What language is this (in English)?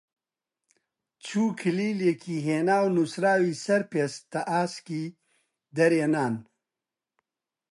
Central Kurdish